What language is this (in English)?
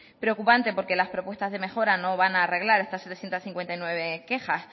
Spanish